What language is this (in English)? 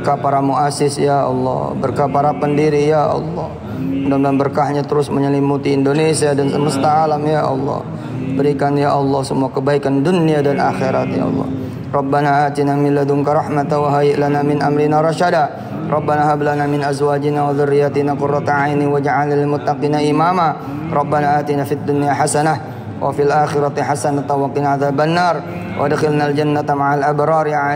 Arabic